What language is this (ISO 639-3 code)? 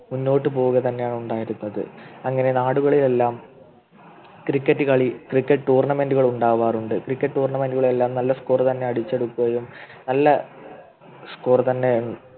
mal